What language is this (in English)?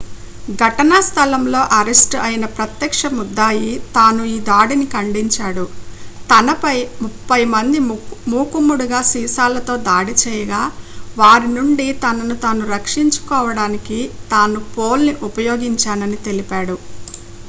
Telugu